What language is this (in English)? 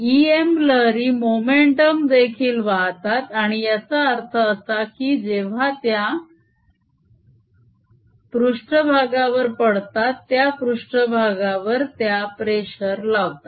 Marathi